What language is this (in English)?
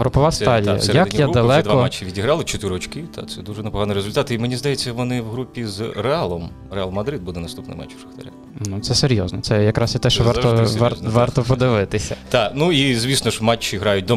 Ukrainian